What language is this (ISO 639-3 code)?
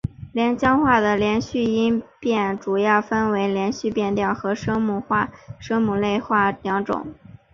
zho